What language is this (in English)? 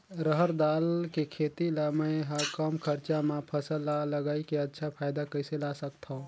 Chhattisgarhi